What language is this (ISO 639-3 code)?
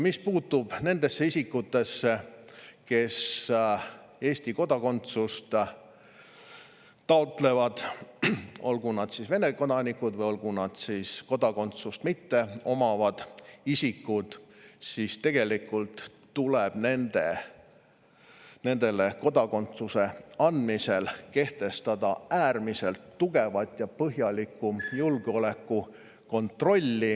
est